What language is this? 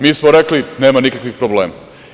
Serbian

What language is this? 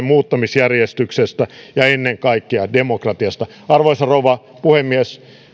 Finnish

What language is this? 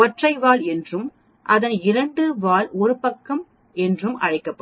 Tamil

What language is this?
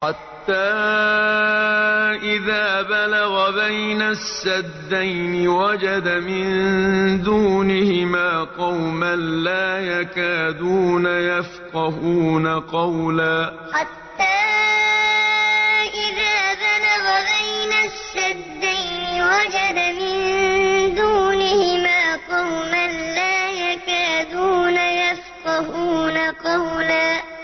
Arabic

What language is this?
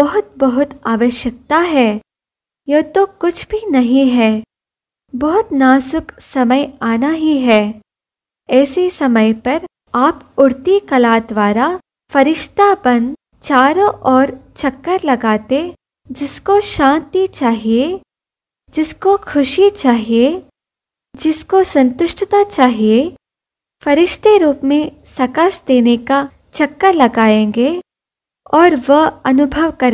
Hindi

